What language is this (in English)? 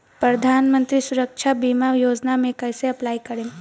Bhojpuri